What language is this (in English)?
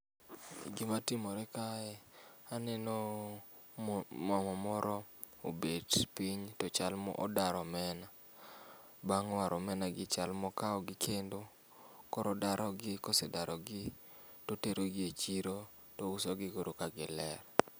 Luo (Kenya and Tanzania)